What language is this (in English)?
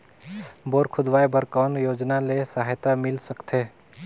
Chhattisgarhi